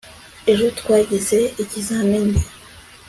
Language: Kinyarwanda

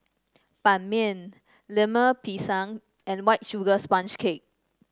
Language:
English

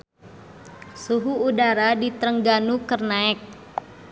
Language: Sundanese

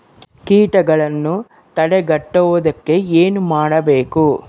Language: Kannada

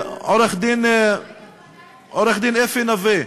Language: Hebrew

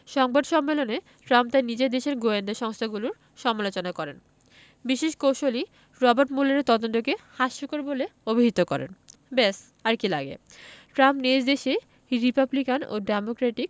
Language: Bangla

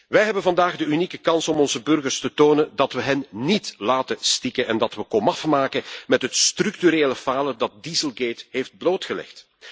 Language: Dutch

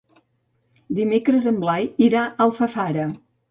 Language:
Catalan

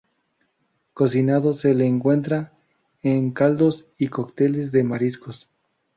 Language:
Spanish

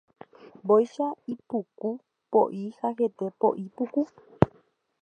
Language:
Guarani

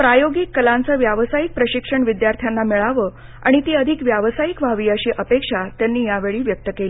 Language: Marathi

